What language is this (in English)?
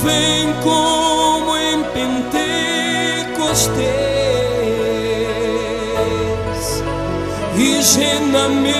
Romanian